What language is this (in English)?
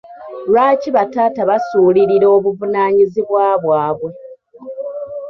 Ganda